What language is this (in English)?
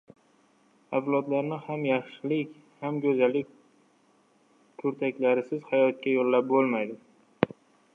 Uzbek